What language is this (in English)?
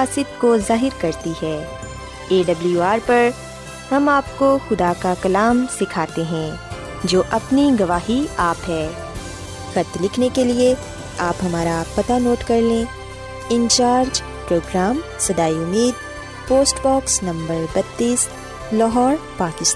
Urdu